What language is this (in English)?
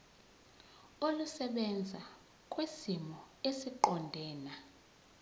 Zulu